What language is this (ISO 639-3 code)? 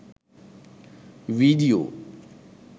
sin